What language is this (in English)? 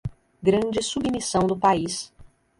Portuguese